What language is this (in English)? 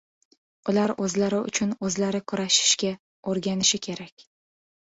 Uzbek